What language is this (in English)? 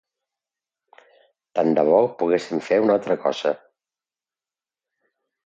Catalan